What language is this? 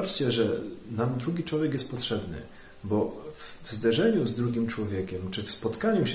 Polish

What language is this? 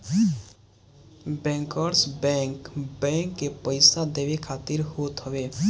Bhojpuri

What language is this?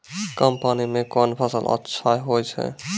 Maithili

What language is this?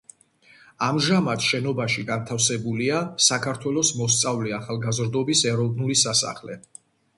Georgian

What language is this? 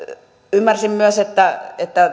Finnish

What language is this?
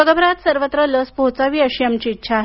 Marathi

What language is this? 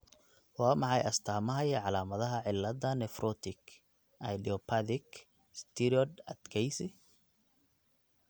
Somali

